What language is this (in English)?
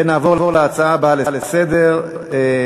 Hebrew